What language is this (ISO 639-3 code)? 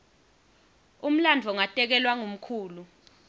ssw